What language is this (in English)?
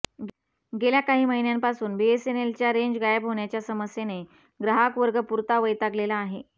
Marathi